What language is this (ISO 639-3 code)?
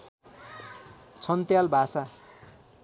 nep